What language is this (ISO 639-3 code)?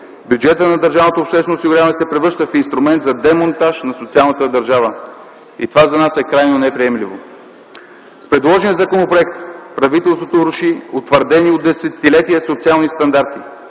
bul